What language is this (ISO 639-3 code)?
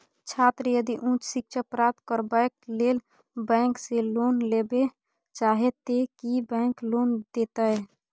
mai